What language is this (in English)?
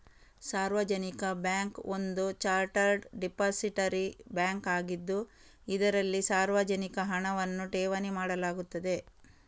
Kannada